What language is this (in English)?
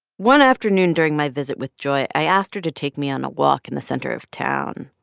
English